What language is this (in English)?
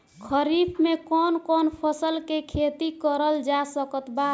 Bhojpuri